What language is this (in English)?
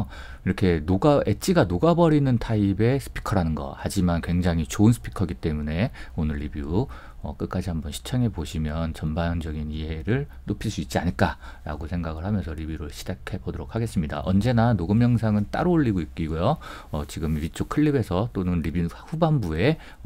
Korean